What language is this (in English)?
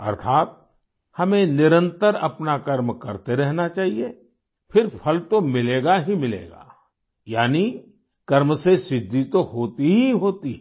Hindi